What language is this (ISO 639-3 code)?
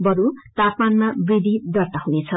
nep